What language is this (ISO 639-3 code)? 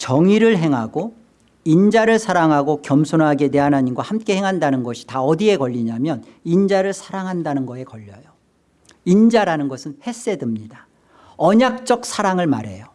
kor